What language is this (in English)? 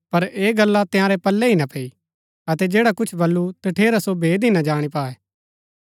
Gaddi